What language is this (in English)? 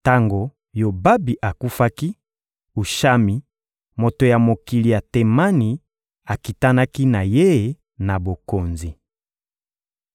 Lingala